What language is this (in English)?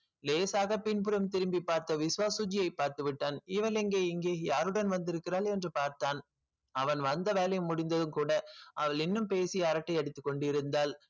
Tamil